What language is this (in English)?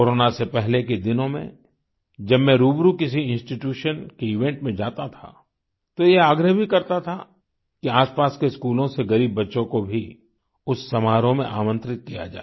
Hindi